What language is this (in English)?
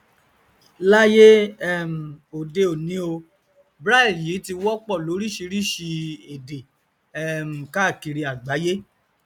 Yoruba